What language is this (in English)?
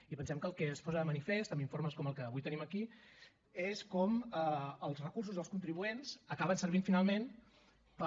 Catalan